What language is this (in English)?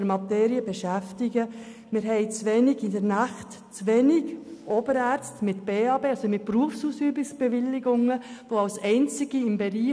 Swiss German